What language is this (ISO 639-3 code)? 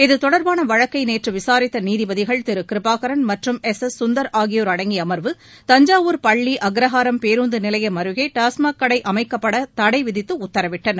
tam